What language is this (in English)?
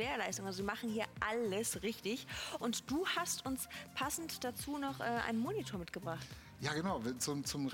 German